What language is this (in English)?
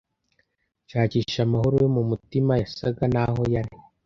Kinyarwanda